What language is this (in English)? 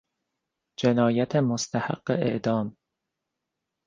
Persian